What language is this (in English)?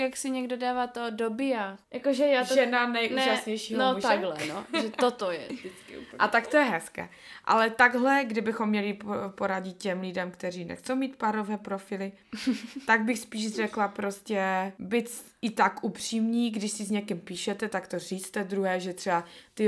Czech